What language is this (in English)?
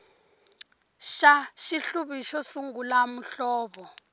Tsonga